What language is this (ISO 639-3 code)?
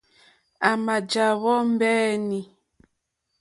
bri